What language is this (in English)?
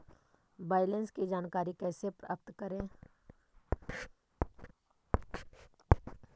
Magahi